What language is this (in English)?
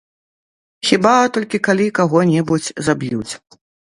Belarusian